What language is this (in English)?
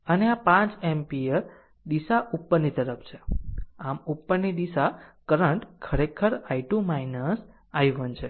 Gujarati